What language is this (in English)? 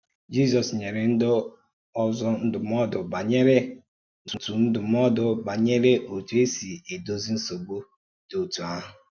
Igbo